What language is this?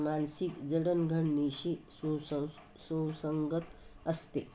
Marathi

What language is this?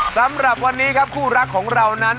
Thai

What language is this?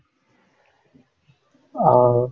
Tamil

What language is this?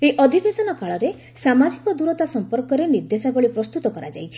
Odia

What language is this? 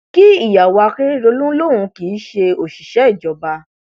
Yoruba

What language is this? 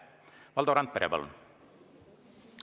Estonian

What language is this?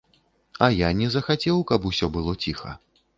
Belarusian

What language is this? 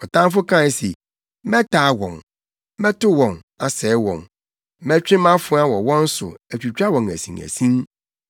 Akan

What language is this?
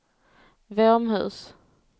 Swedish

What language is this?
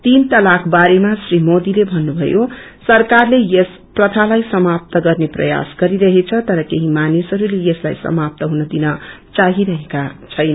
Nepali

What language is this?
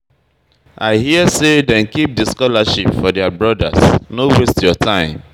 Nigerian Pidgin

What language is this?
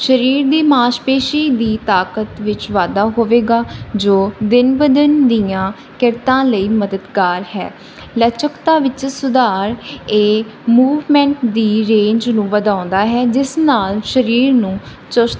Punjabi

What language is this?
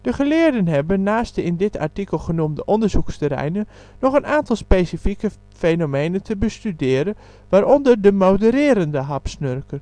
Dutch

